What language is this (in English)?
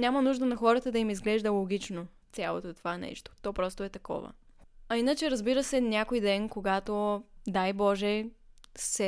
Bulgarian